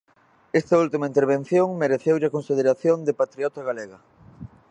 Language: Galician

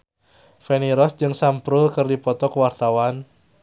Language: Sundanese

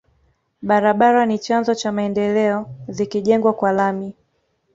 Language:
Swahili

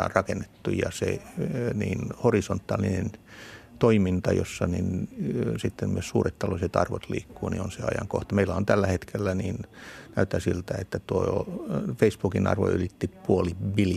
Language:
Finnish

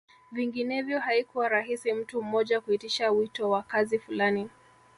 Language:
Swahili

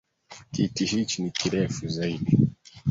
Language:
Swahili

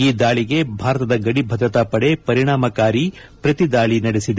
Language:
Kannada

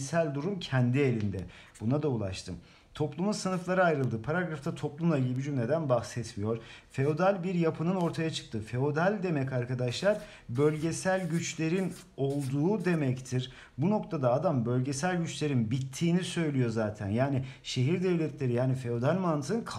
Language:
Turkish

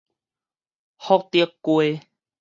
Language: Min Nan Chinese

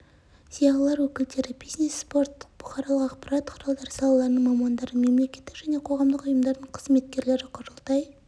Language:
Kazakh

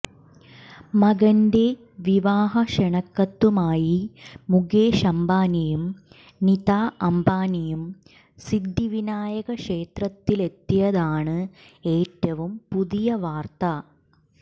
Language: Malayalam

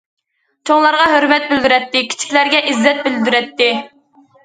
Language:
Uyghur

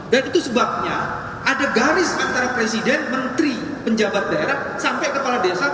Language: Indonesian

